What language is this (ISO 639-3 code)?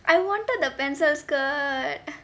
eng